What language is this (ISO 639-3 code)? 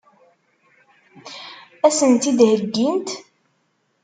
kab